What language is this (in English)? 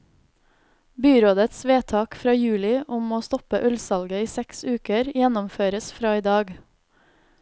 Norwegian